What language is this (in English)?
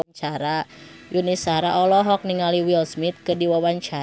Sundanese